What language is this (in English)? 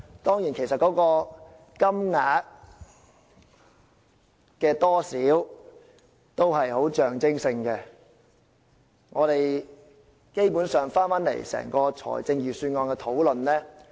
Cantonese